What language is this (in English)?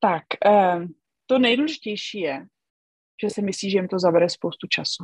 Czech